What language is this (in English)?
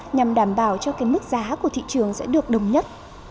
Vietnamese